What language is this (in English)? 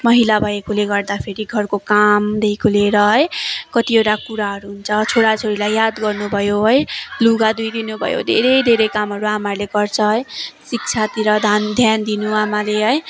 Nepali